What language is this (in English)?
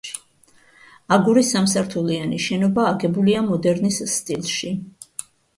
Georgian